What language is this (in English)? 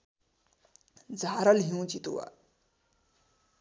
Nepali